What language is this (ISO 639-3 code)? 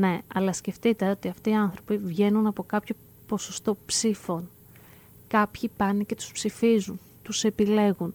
ell